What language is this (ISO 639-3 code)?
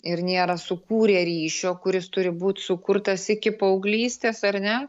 lit